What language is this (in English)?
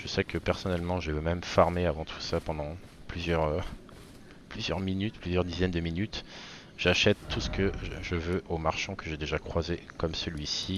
French